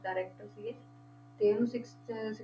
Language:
Punjabi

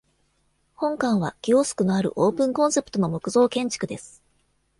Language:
Japanese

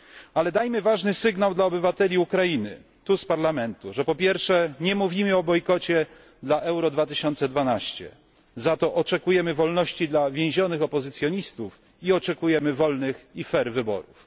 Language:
Polish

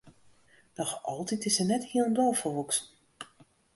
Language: Western Frisian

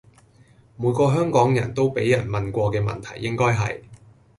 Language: Cantonese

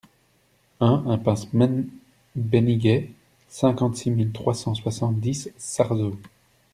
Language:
French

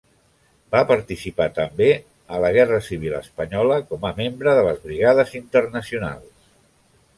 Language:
Catalan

